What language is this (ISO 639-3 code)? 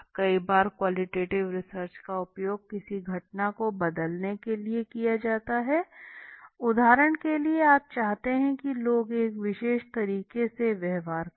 hin